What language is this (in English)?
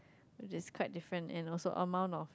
English